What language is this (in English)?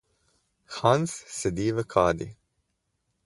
Slovenian